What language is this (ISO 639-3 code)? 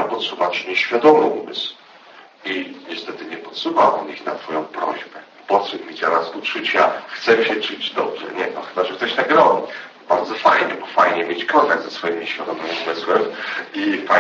pol